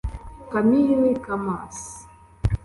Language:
Kinyarwanda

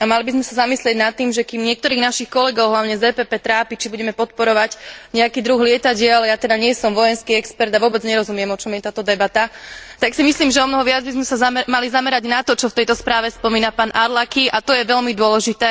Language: Slovak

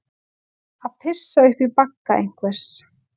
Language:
Icelandic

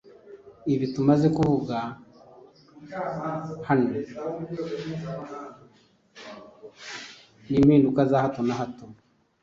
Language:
Kinyarwanda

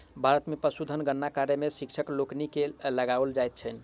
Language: Maithili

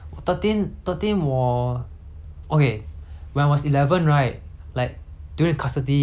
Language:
English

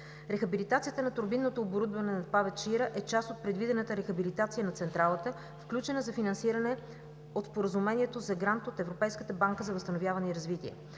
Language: Bulgarian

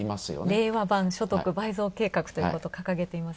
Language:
Japanese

